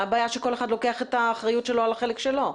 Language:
Hebrew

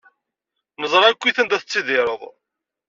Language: Kabyle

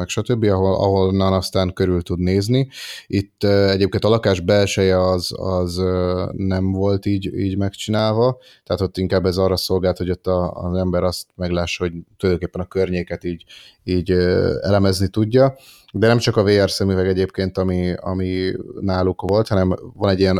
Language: Hungarian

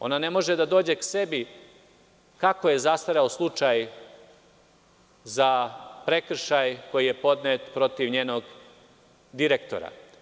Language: Serbian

